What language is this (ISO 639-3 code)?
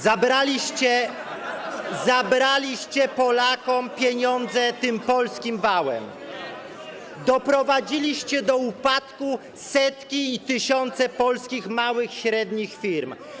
pol